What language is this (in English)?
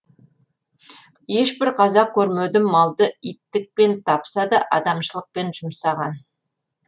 Kazakh